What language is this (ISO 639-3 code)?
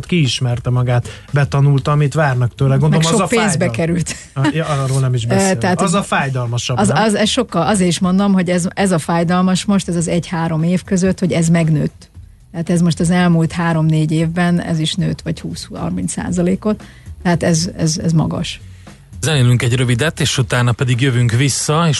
hun